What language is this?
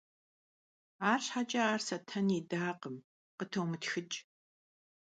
Kabardian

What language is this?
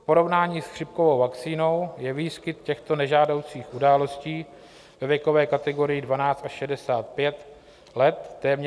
Czech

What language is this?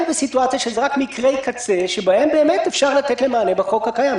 Hebrew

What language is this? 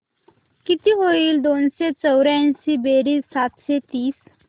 Marathi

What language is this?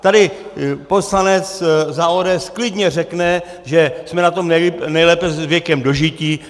Czech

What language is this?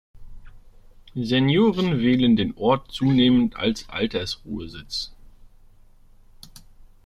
German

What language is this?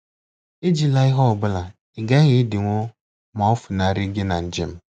Igbo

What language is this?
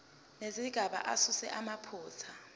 Zulu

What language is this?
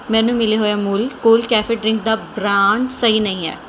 Punjabi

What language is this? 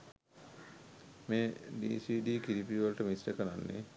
Sinhala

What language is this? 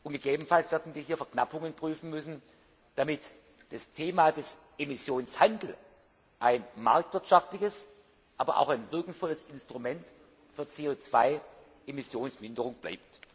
German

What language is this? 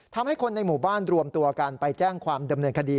Thai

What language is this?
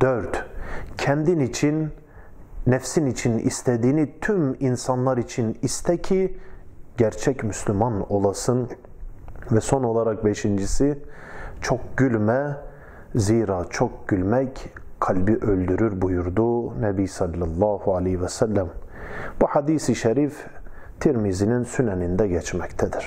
Turkish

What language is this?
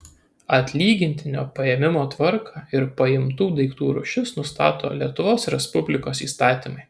Lithuanian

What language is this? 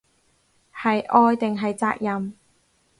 Cantonese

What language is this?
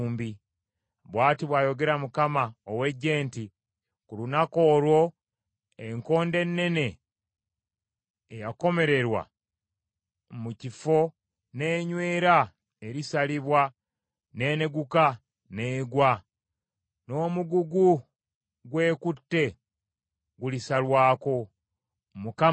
Ganda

